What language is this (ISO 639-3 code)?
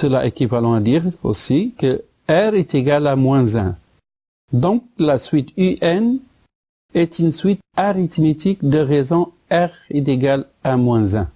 fra